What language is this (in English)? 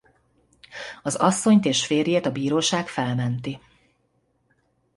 Hungarian